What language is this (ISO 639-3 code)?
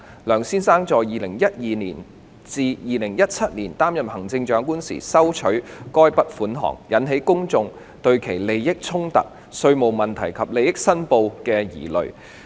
yue